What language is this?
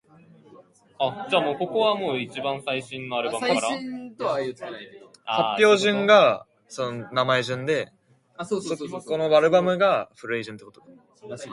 English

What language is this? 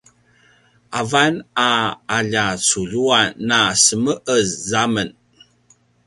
Paiwan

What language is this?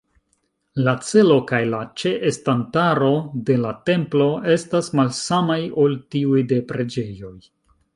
Esperanto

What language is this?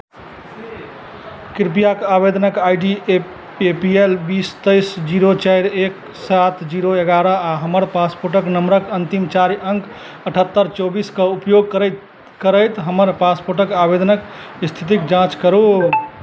Maithili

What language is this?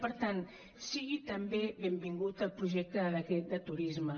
Catalan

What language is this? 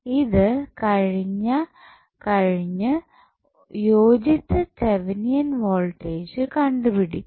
Malayalam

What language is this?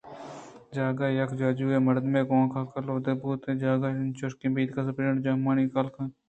Eastern Balochi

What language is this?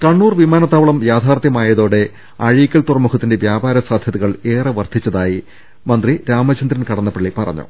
Malayalam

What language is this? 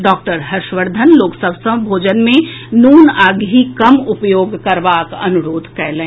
Maithili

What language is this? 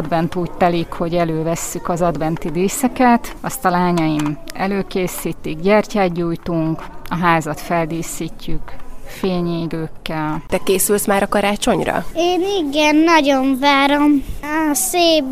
Hungarian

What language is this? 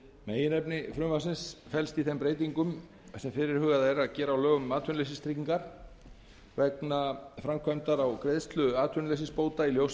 Icelandic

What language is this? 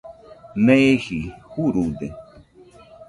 Nüpode Huitoto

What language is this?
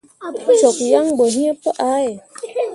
Mundang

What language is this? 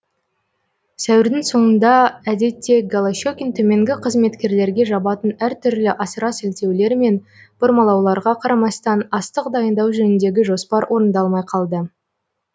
Kazakh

